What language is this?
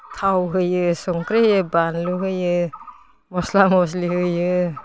Bodo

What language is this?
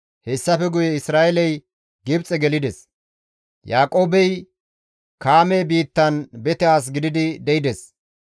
Gamo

